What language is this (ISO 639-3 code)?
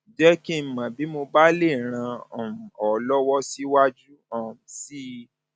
yor